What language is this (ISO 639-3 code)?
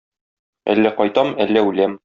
tat